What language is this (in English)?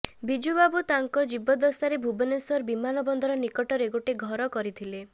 Odia